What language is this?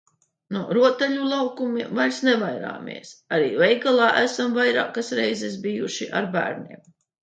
Latvian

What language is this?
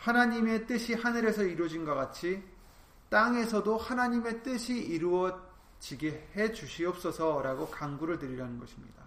Korean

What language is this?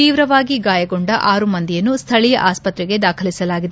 Kannada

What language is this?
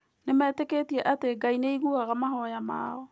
Kikuyu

